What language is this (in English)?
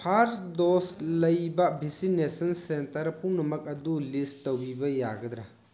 Manipuri